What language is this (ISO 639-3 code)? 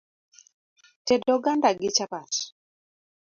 luo